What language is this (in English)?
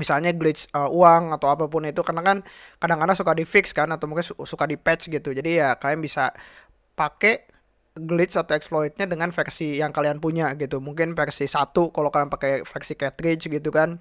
Indonesian